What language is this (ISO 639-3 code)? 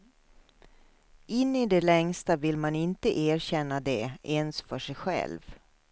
swe